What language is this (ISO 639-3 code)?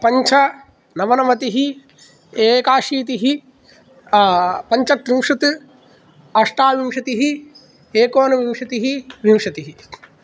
san